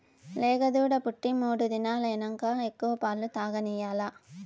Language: Telugu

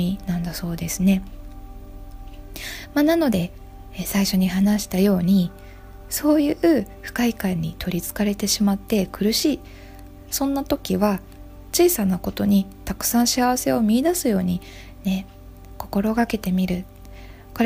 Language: Japanese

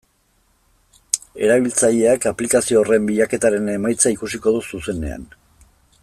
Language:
Basque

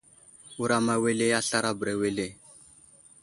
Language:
Wuzlam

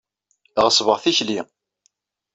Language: Kabyle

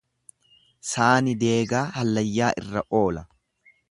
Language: Oromo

